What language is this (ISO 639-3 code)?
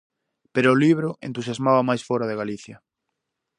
glg